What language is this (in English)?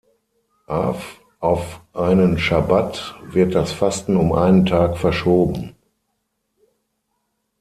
German